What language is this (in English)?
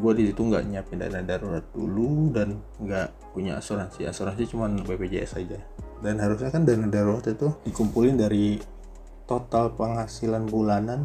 Indonesian